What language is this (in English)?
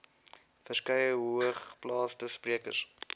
Afrikaans